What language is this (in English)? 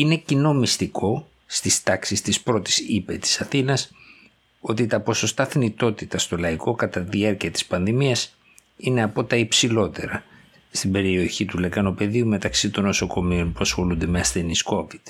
Greek